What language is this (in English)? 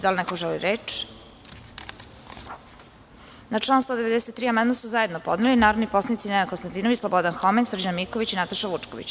Serbian